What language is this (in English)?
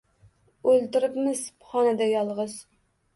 Uzbek